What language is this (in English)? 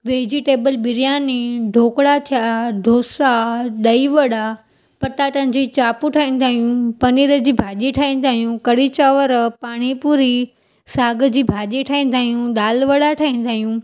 Sindhi